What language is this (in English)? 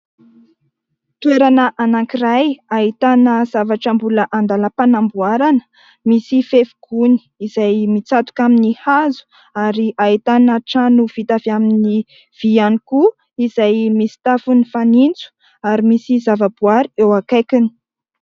Malagasy